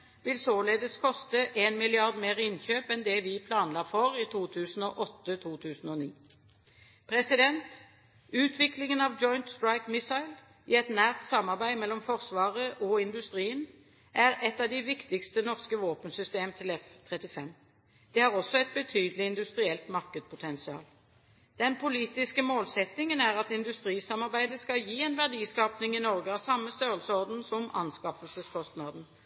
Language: Norwegian Bokmål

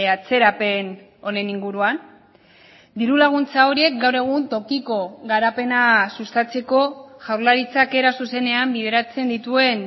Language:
Basque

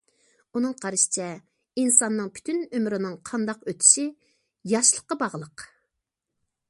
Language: Uyghur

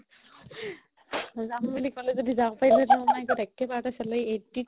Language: Assamese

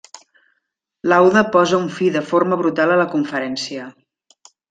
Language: Catalan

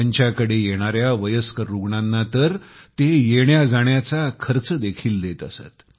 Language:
Marathi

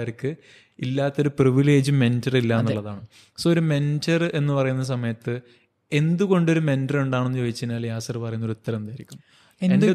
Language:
Malayalam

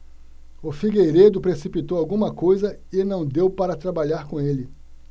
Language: Portuguese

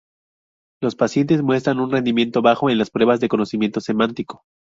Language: Spanish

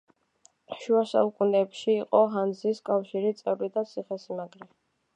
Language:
Georgian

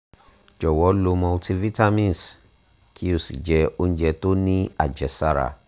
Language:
Yoruba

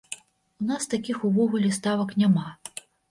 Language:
Belarusian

